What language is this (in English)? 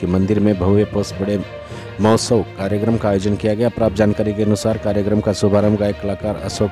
Hindi